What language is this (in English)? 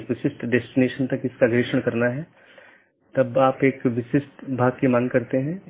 Hindi